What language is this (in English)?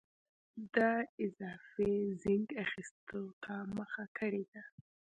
Pashto